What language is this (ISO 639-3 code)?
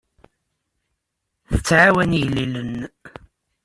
kab